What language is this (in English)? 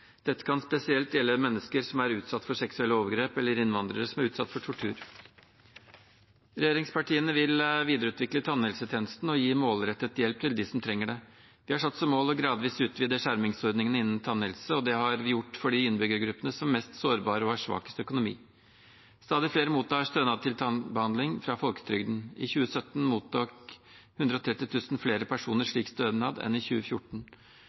Norwegian Bokmål